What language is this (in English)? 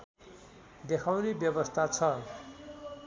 Nepali